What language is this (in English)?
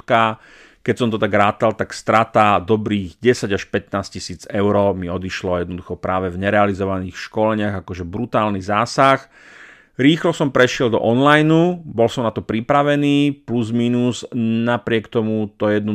Slovak